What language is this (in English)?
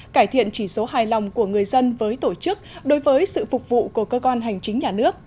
Vietnamese